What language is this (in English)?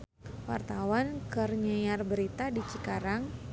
Sundanese